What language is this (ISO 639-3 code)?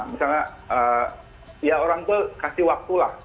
ind